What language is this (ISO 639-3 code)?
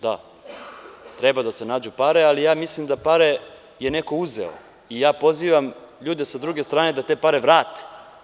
srp